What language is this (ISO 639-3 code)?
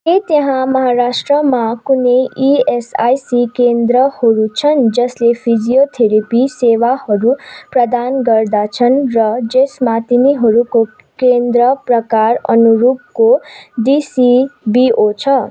nep